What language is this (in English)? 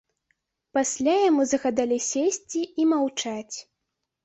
Belarusian